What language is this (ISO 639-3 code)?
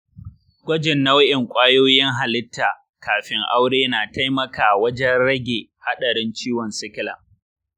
hau